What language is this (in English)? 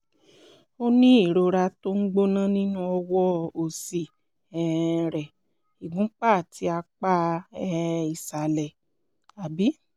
Yoruba